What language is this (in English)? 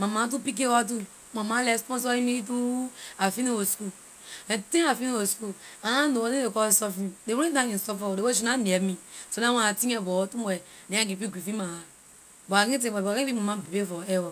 Liberian English